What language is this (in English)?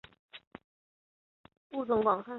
Chinese